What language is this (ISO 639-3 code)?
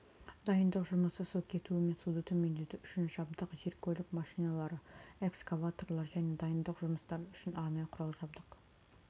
kaz